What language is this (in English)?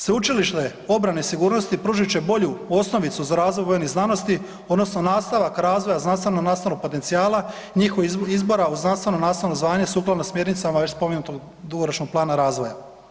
Croatian